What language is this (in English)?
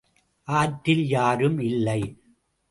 Tamil